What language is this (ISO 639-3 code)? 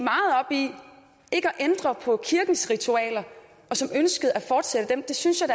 dan